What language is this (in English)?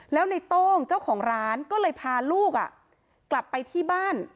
Thai